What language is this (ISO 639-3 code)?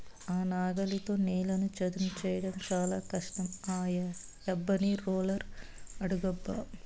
tel